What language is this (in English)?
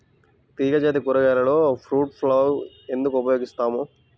Telugu